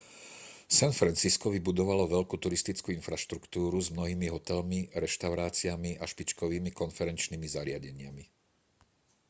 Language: Slovak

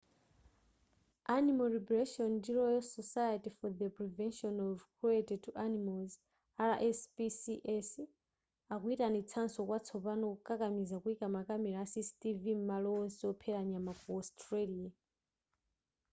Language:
Nyanja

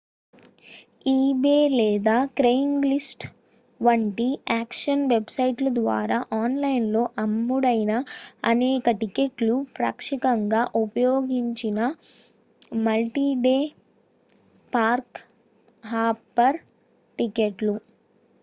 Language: Telugu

